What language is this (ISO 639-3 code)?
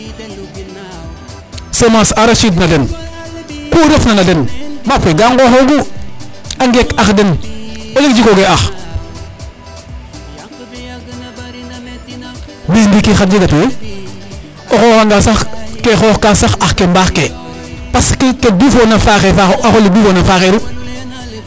srr